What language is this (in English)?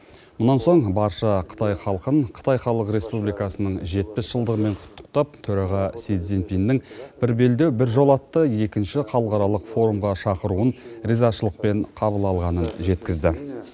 Kazakh